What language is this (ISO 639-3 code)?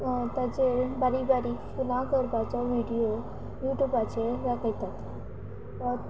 kok